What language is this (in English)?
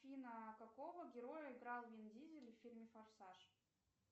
Russian